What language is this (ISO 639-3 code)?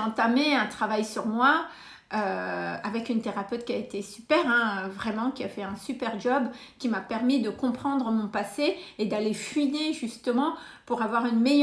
fra